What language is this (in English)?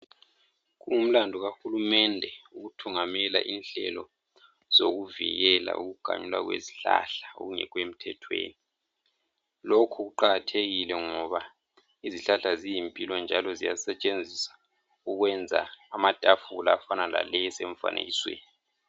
North Ndebele